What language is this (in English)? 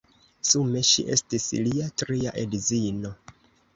Esperanto